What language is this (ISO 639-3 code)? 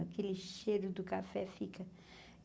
por